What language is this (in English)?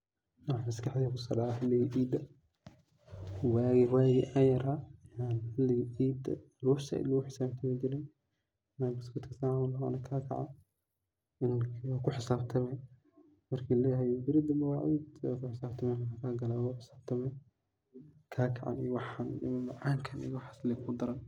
Somali